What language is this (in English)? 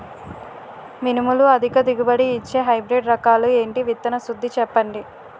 Telugu